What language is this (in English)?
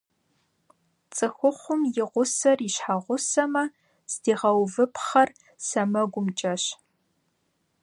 Kabardian